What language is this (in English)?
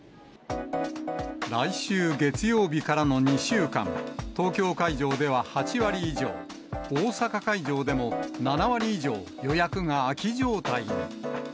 Japanese